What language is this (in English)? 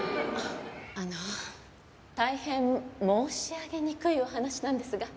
Japanese